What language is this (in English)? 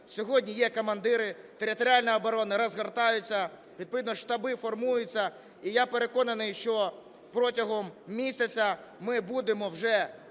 Ukrainian